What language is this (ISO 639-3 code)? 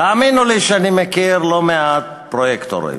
heb